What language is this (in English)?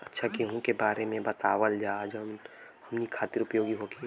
Bhojpuri